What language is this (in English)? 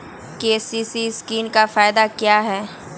Magahi